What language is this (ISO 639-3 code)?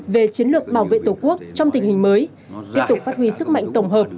vie